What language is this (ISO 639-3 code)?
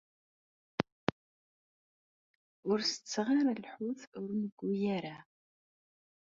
kab